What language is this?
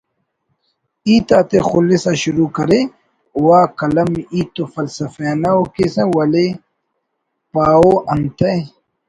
Brahui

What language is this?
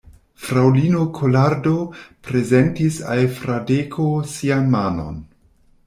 Esperanto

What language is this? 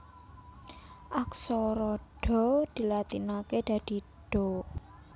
Javanese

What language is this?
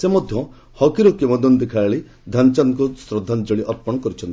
Odia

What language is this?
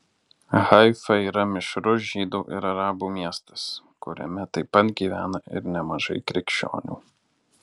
Lithuanian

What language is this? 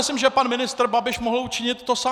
Czech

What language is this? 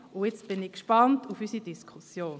Swiss German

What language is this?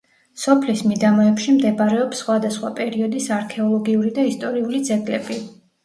Georgian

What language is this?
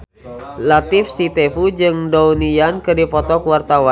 Sundanese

